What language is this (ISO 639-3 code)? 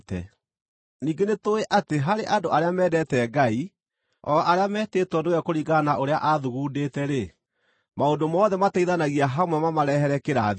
kik